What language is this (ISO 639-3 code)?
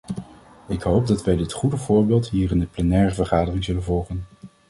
nld